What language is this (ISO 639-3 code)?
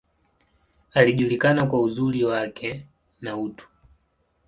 swa